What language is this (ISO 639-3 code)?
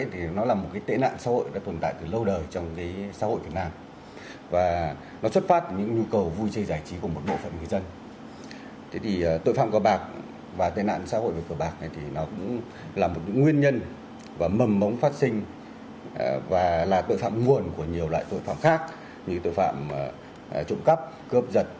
vie